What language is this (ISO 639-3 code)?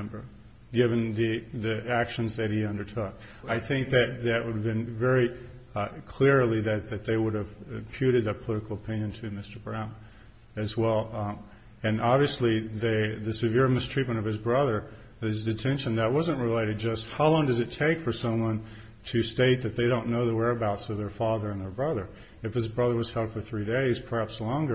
eng